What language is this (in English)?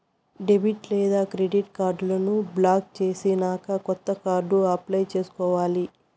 Telugu